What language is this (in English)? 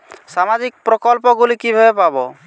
Bangla